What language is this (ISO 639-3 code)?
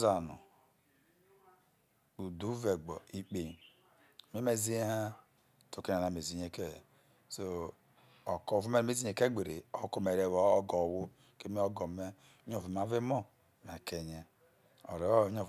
iso